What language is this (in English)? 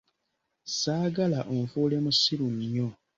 Ganda